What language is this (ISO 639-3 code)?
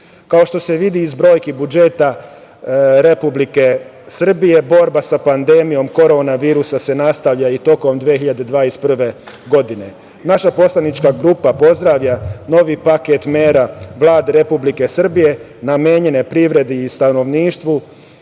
srp